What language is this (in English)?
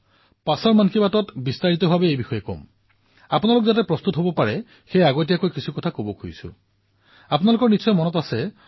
Assamese